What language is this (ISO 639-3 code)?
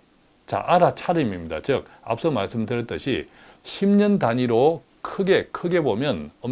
kor